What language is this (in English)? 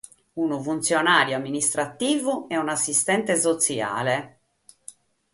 Sardinian